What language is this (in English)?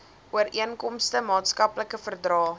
Afrikaans